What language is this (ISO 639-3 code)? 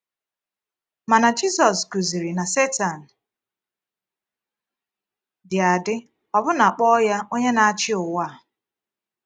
ibo